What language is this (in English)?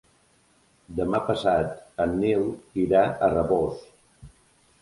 Catalan